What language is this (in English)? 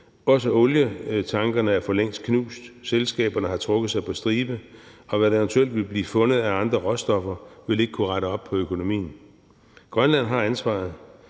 Danish